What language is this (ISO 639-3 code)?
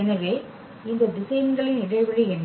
tam